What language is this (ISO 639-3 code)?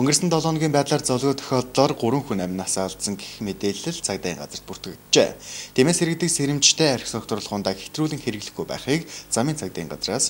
tur